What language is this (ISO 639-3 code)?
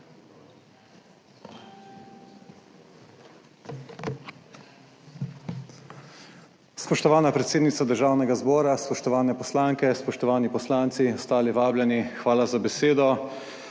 slv